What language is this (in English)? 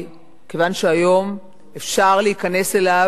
Hebrew